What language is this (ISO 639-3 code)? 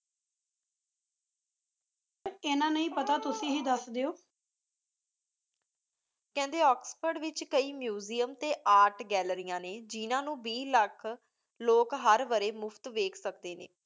pan